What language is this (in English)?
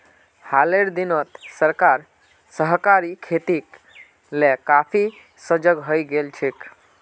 Magahi